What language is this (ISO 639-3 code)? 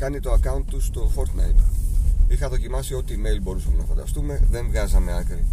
ell